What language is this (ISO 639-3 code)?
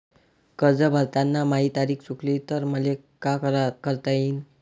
mar